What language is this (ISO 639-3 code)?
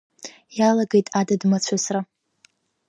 abk